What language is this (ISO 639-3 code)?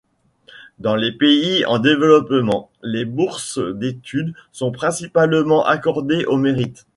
fra